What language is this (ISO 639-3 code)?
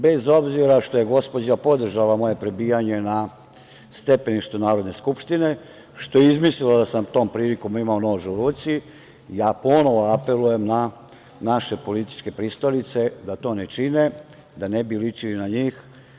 srp